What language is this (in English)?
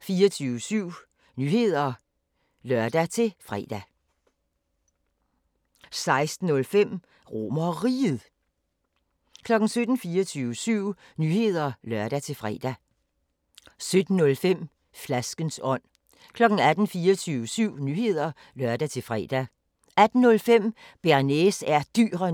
Danish